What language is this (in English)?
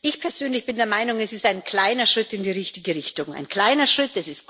German